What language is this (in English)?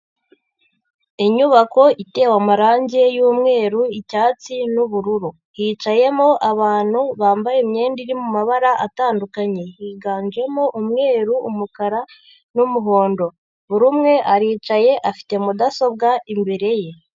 Kinyarwanda